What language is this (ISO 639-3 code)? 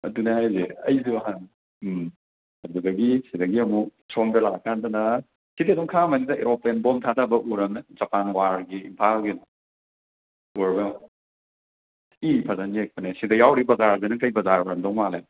mni